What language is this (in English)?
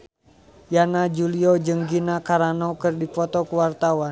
Sundanese